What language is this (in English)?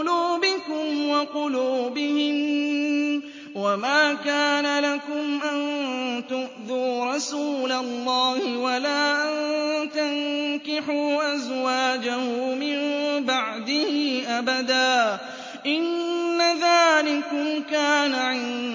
Arabic